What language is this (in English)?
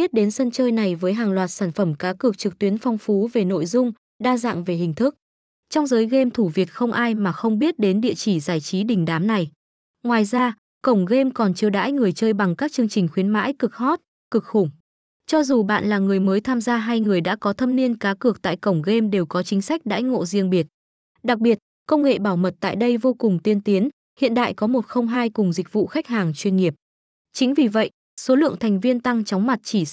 Vietnamese